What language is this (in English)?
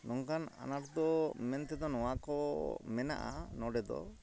Santali